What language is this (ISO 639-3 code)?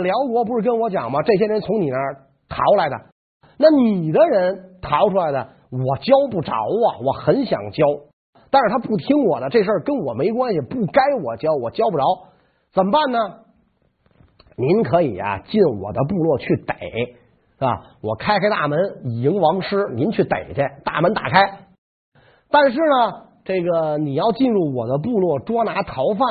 zho